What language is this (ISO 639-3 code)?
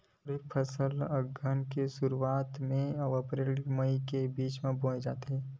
hne